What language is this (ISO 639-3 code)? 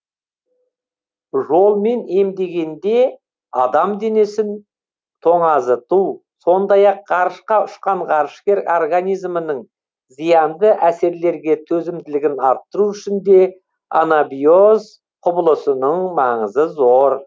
kaz